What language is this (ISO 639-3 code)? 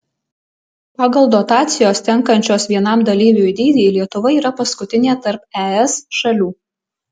lit